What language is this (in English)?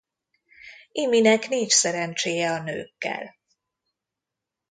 Hungarian